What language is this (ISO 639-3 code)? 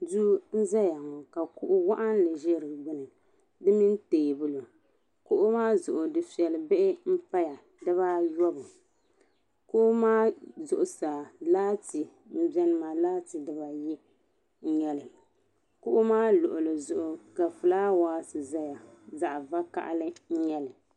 dag